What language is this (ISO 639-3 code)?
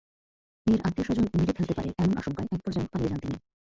ben